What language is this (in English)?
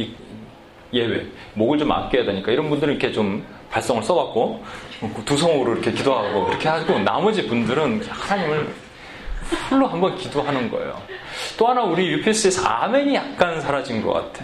Korean